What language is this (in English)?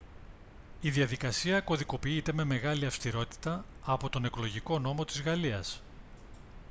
Greek